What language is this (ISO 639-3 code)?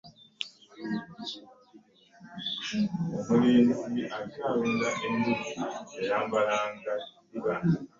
lug